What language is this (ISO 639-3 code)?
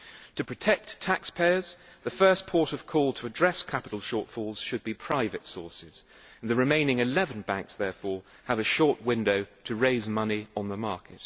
eng